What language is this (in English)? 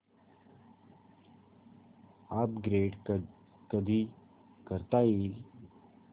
Marathi